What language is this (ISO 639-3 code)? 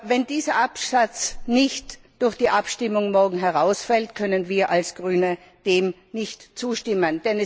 deu